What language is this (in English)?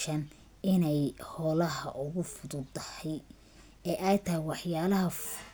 Somali